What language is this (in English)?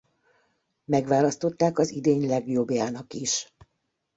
Hungarian